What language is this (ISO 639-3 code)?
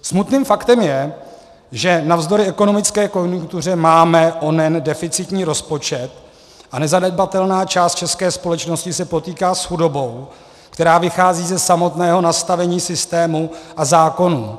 ces